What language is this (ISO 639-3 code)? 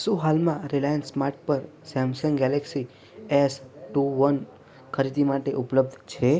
guj